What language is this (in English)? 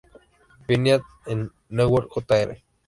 Spanish